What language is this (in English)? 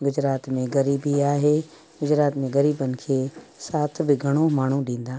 Sindhi